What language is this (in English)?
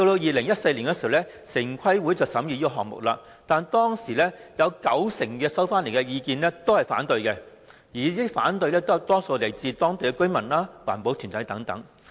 Cantonese